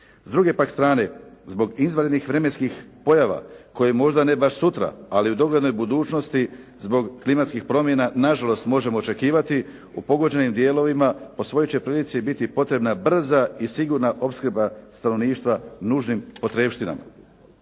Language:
Croatian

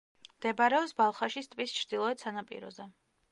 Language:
Georgian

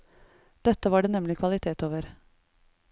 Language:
Norwegian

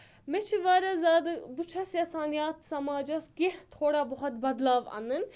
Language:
Kashmiri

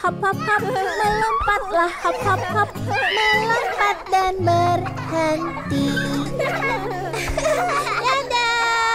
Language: Indonesian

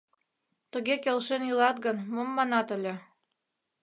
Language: Mari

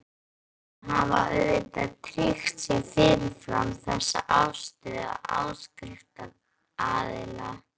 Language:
Icelandic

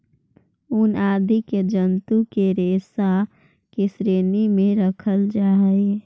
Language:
Magahi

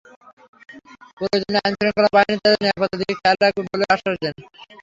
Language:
Bangla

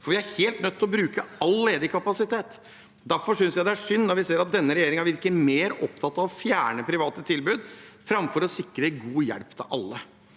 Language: Norwegian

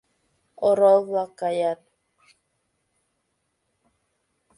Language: Mari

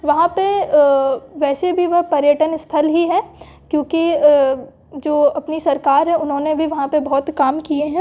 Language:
Hindi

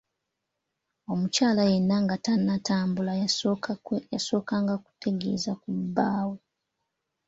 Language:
Ganda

